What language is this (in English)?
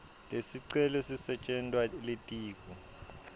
Swati